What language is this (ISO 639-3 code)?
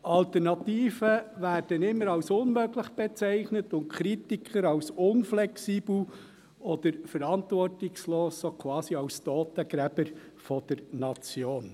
gsw